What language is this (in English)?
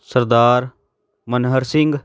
Punjabi